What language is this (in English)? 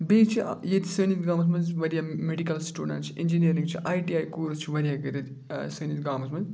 Kashmiri